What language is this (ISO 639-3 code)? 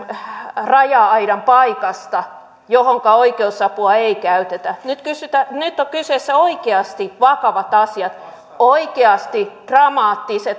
fin